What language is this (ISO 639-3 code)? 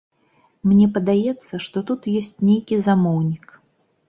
bel